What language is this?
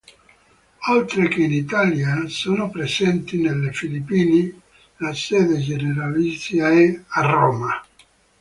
Italian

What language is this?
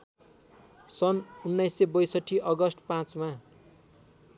Nepali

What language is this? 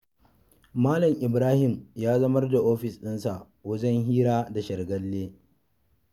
Hausa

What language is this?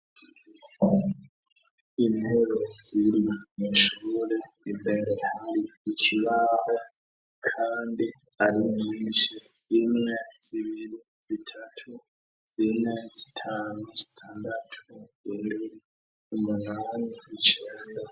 Rundi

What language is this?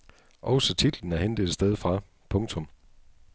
Danish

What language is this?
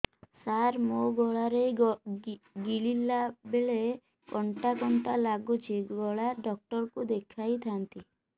Odia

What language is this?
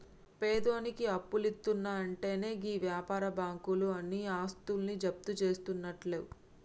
Telugu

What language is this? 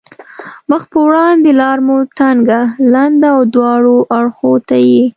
Pashto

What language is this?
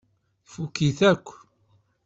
Kabyle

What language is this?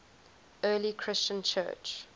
English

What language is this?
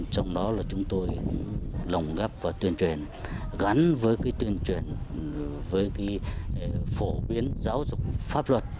Vietnamese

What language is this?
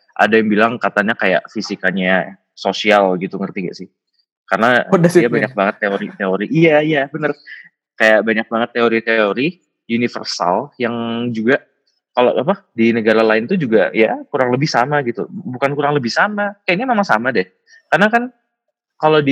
Indonesian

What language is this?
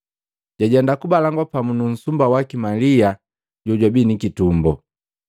Matengo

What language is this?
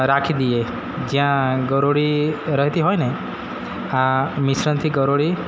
Gujarati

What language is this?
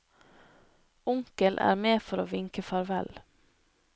Norwegian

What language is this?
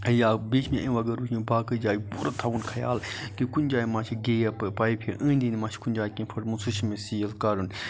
Kashmiri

